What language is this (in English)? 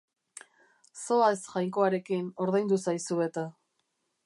Basque